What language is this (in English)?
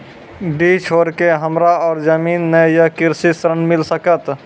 Maithili